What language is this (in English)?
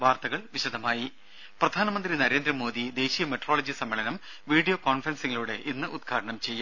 Malayalam